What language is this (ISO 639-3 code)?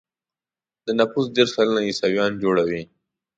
pus